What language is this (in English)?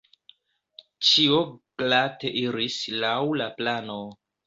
Esperanto